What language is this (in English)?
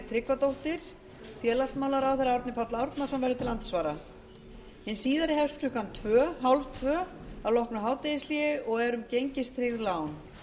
Icelandic